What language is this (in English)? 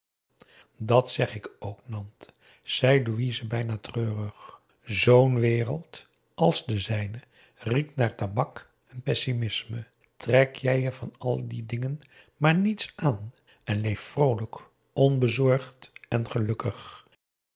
Dutch